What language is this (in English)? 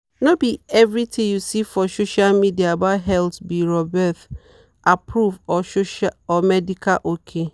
Nigerian Pidgin